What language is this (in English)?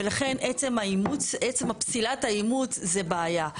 Hebrew